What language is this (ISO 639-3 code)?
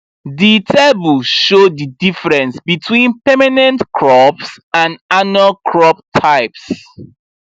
pcm